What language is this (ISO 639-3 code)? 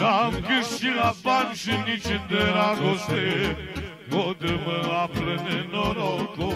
ron